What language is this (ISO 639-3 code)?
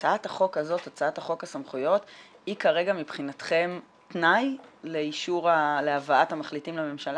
heb